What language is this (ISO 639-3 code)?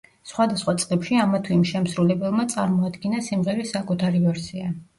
kat